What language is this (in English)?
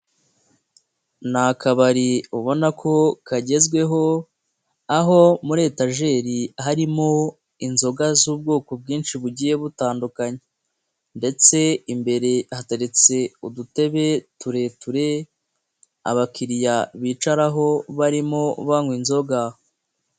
Kinyarwanda